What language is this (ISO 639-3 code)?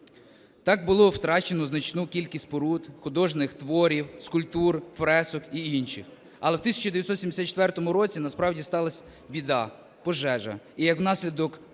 ukr